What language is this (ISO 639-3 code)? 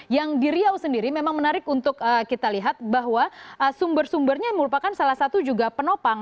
ind